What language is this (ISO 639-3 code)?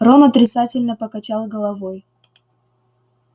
rus